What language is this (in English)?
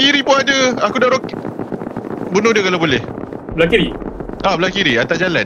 Malay